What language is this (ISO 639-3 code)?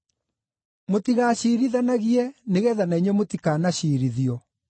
kik